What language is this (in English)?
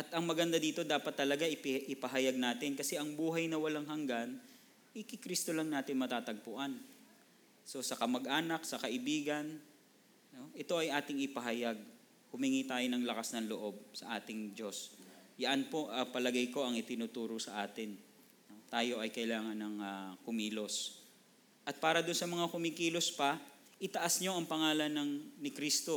Filipino